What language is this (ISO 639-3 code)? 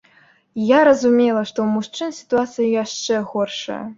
bel